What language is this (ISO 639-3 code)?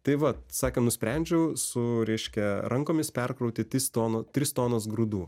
lit